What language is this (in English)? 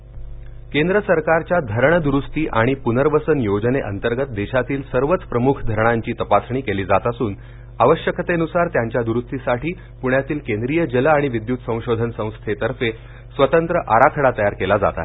Marathi